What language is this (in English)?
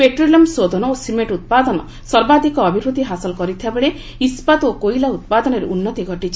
Odia